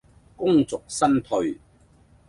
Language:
Cantonese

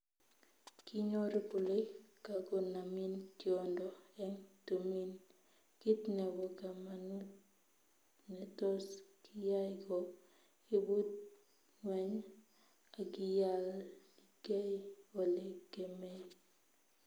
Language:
Kalenjin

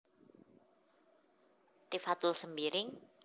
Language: Javanese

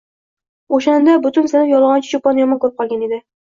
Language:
Uzbek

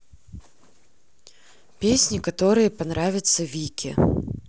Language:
Russian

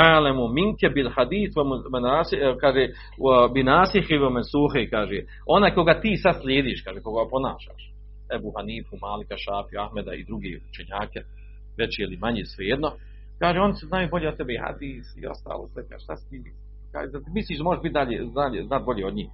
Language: Croatian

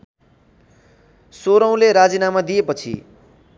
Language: Nepali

